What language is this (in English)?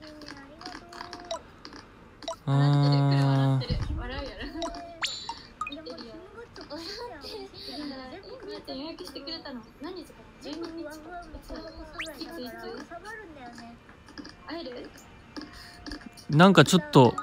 Japanese